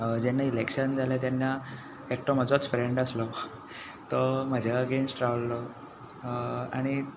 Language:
Konkani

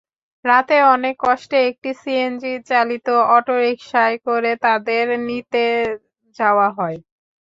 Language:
Bangla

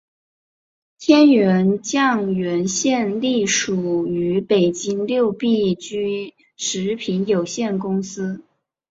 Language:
Chinese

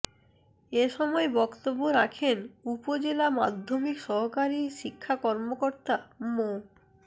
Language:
Bangla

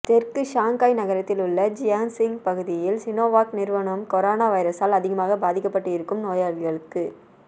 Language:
Tamil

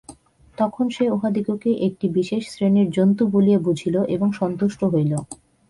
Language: Bangla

